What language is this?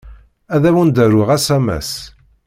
Kabyle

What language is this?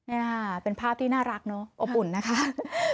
Thai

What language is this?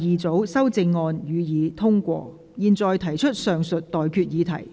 Cantonese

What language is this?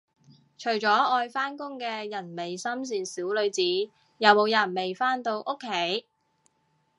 Cantonese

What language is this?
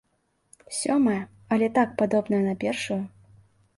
Belarusian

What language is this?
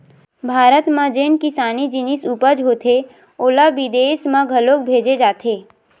Chhattisgarhi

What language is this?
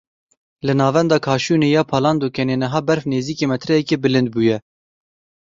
Kurdish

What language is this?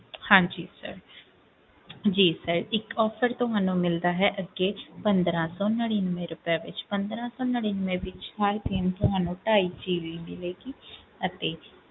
Punjabi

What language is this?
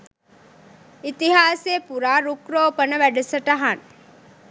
Sinhala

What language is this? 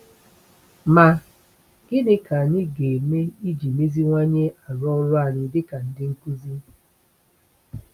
Igbo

